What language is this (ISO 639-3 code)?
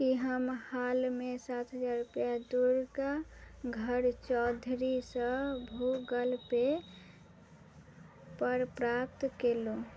mai